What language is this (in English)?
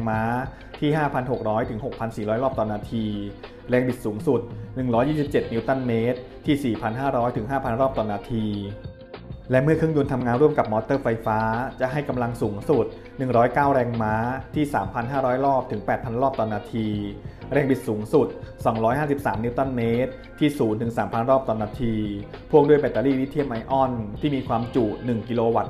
Thai